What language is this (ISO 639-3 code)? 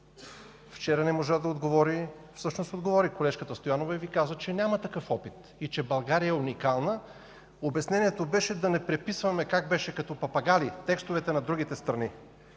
bul